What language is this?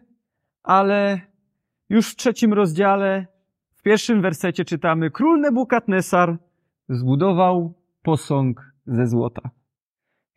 Polish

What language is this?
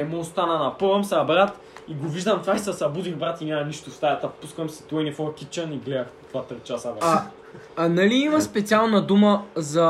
Bulgarian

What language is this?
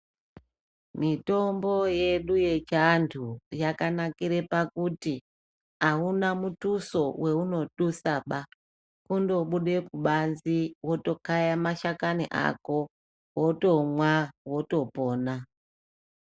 Ndau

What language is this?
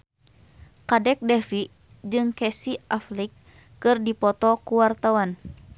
Sundanese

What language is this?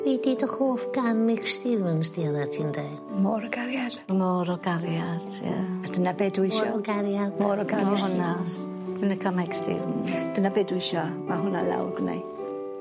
Welsh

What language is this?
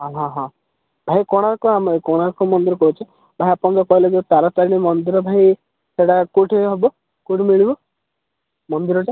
Odia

